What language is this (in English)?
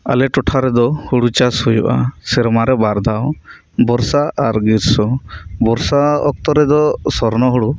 Santali